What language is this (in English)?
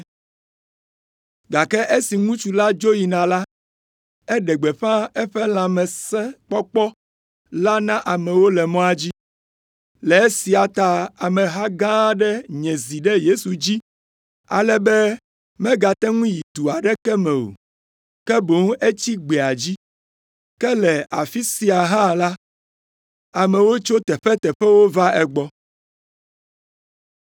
Ewe